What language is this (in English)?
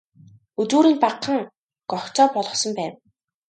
Mongolian